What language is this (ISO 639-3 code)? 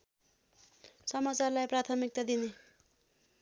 nep